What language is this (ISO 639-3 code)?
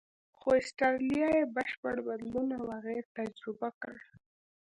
pus